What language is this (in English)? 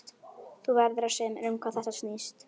Icelandic